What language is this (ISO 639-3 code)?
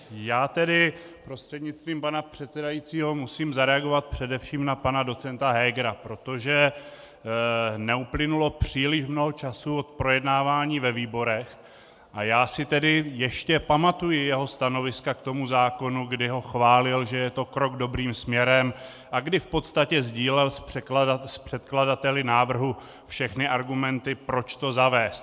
ces